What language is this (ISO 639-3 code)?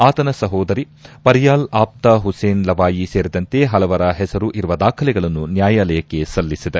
kan